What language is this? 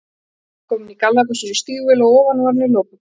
Icelandic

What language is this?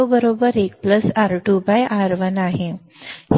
Marathi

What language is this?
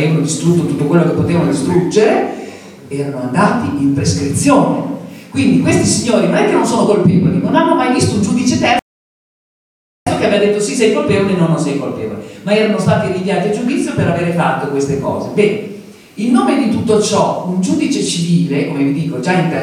Italian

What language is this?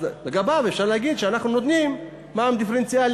Hebrew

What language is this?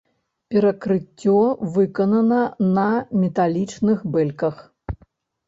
Belarusian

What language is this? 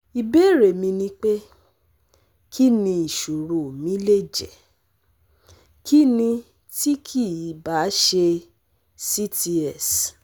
Yoruba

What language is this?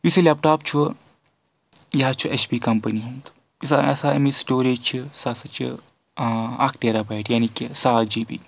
Kashmiri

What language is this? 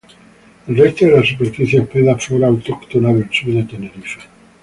Spanish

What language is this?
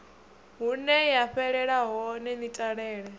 Venda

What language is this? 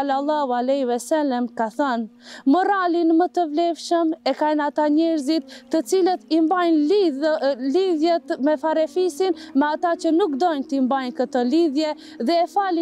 Romanian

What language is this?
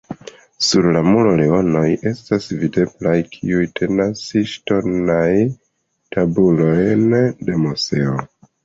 Esperanto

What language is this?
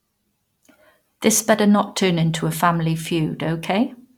English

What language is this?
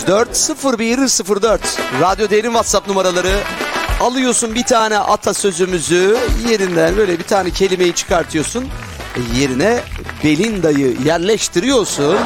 Turkish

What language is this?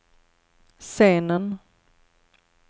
Swedish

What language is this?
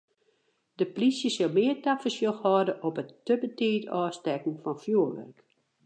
Western Frisian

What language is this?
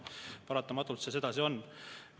Estonian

